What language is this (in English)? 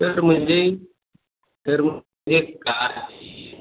Hindi